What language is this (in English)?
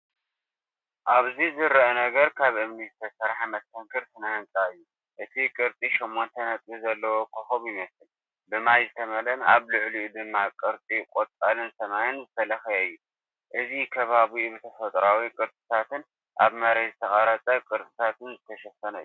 Tigrinya